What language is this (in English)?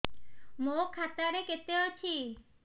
Odia